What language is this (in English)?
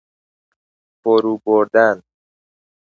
Persian